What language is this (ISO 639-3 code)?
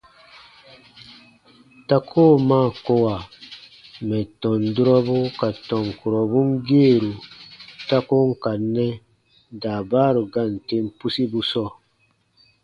bba